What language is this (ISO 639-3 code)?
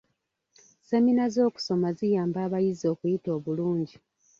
lug